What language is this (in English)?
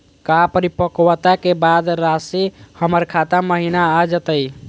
Magahi